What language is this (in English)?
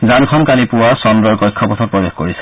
Assamese